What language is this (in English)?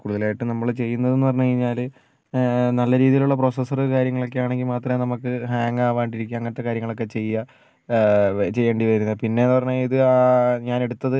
Malayalam